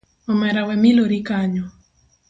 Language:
Luo (Kenya and Tanzania)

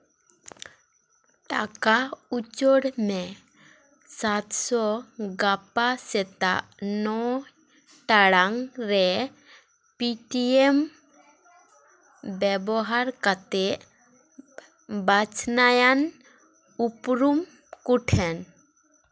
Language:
Santali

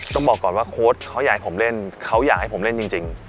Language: Thai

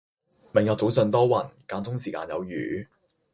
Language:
Cantonese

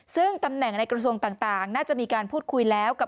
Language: Thai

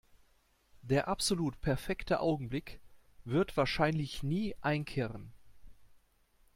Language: German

